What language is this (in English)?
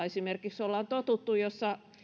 Finnish